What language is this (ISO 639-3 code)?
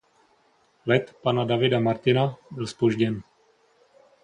ces